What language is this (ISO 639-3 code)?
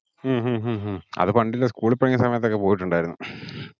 mal